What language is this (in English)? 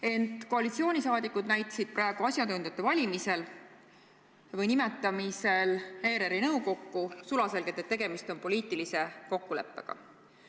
Estonian